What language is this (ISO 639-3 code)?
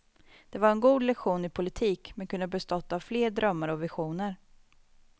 swe